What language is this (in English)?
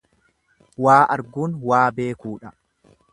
Oromo